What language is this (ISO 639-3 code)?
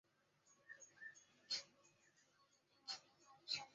zho